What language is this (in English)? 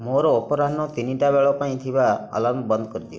Odia